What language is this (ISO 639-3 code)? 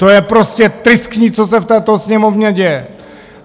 ces